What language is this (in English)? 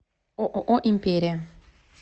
Russian